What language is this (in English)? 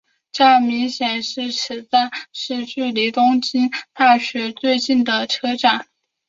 Chinese